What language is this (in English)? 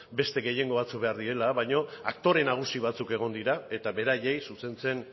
Basque